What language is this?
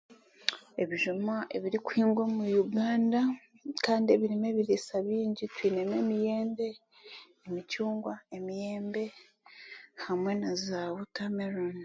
Chiga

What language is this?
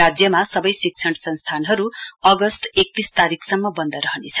Nepali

